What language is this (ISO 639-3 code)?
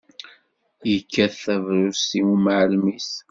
kab